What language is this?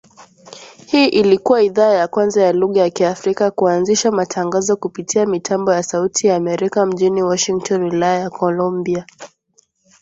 Swahili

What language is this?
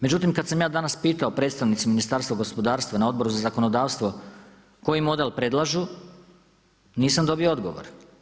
Croatian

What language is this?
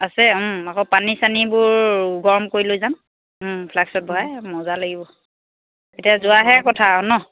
Assamese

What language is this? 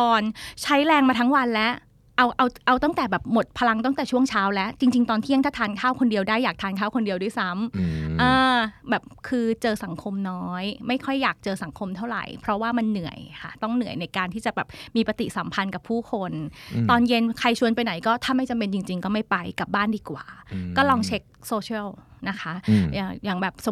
Thai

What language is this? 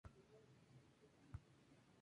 Spanish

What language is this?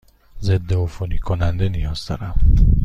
Persian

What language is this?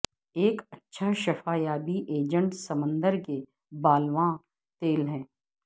Urdu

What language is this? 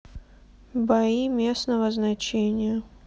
Russian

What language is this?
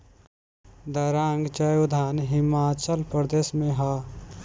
Bhojpuri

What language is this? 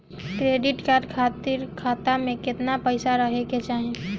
Bhojpuri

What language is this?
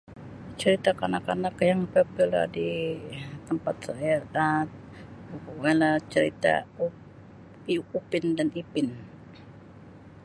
Sabah Malay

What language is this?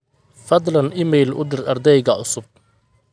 Somali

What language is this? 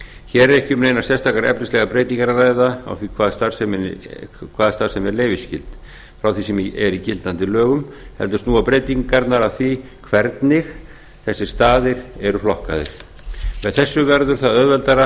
Icelandic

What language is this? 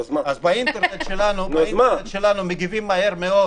Hebrew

